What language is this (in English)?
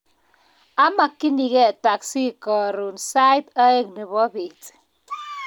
Kalenjin